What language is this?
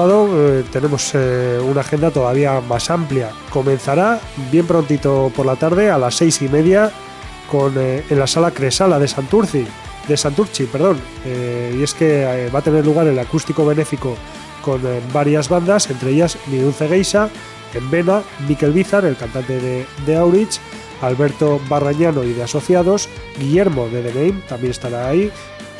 Spanish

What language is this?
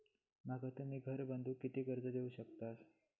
Marathi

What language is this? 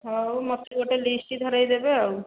Odia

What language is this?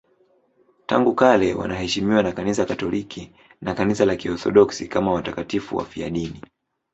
Swahili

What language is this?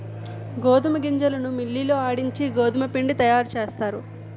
Telugu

